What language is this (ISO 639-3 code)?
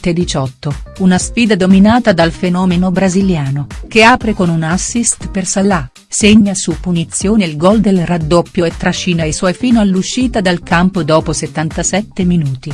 ita